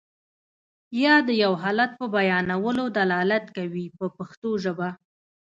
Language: Pashto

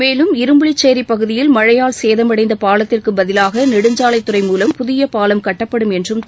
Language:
Tamil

